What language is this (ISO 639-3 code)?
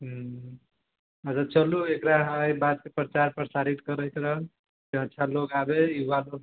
mai